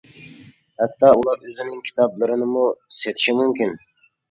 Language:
Uyghur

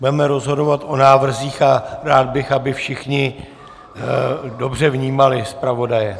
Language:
Czech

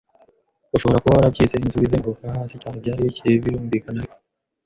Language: Kinyarwanda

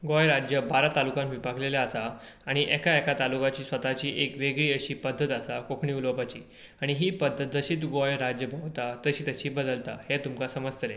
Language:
Konkani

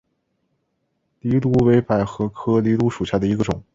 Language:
Chinese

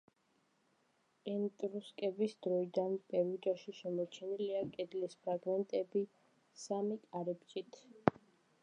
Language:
Georgian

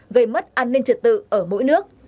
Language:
Vietnamese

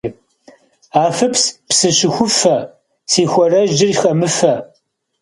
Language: Kabardian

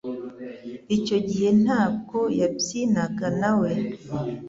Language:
Kinyarwanda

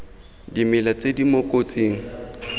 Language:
Tswana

